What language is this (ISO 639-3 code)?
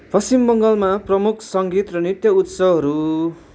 nep